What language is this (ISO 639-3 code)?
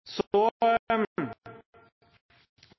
nob